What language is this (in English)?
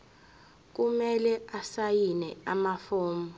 Zulu